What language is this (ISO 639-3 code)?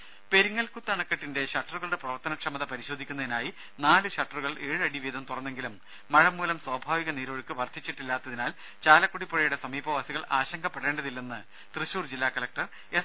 mal